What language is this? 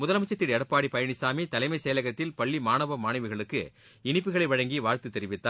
Tamil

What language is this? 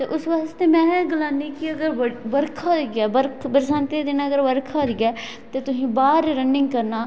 Dogri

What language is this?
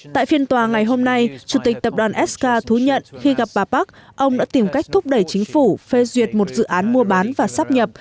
Vietnamese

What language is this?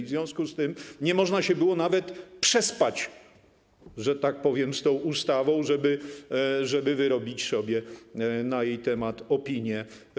Polish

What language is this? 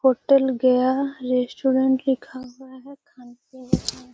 Magahi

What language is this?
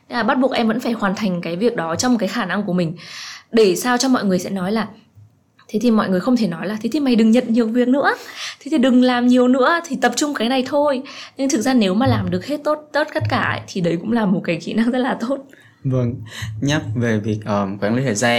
Vietnamese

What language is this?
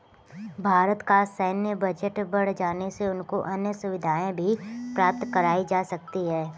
Hindi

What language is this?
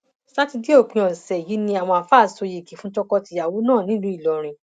Yoruba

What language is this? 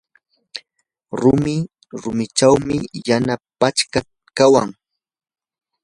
Yanahuanca Pasco Quechua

